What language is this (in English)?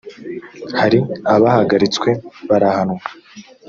Kinyarwanda